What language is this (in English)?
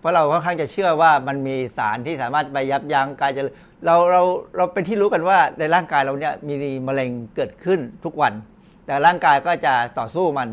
Thai